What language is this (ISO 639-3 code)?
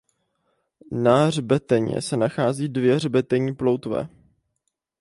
ces